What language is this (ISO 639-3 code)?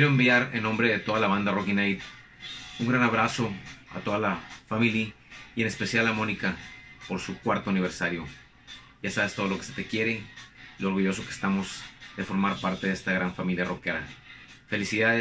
spa